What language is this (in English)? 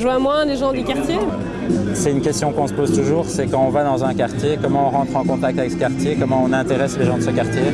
French